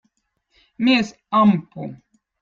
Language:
Votic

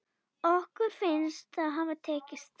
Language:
Icelandic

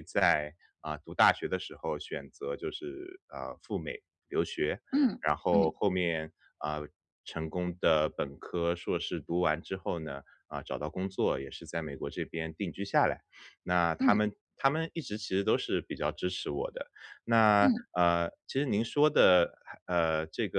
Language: Chinese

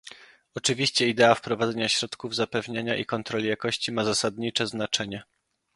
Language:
Polish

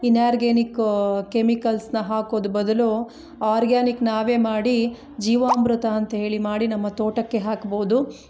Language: Kannada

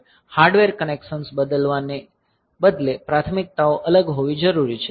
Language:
Gujarati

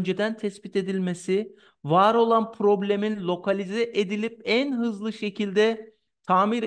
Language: Turkish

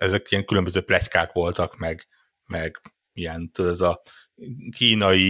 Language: Hungarian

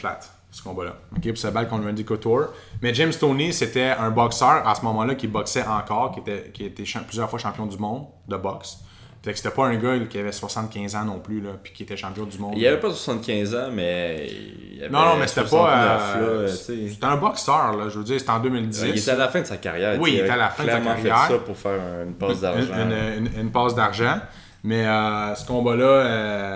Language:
French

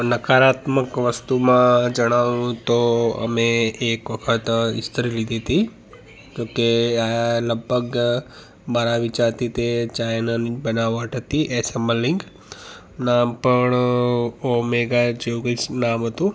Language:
Gujarati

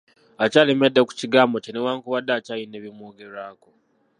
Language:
Ganda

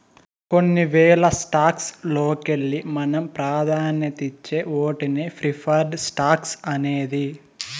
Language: Telugu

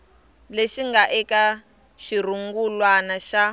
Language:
Tsonga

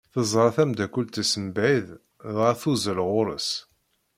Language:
Kabyle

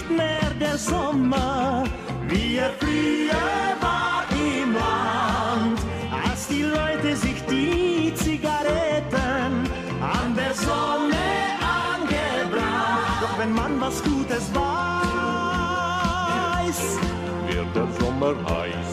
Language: Romanian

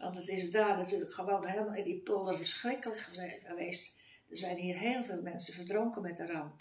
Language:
Dutch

